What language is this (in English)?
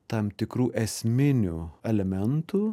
Lithuanian